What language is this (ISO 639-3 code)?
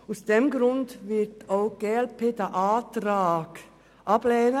gsw